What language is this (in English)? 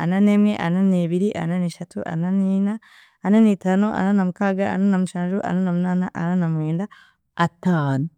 Chiga